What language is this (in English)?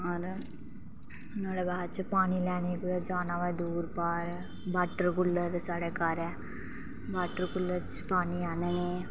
Dogri